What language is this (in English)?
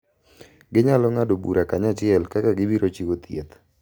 Luo (Kenya and Tanzania)